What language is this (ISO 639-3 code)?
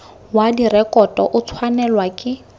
tsn